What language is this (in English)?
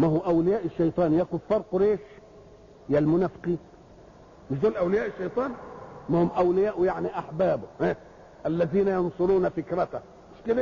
Arabic